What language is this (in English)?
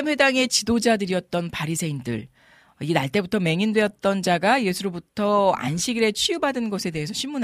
Korean